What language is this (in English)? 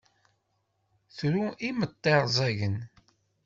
Kabyle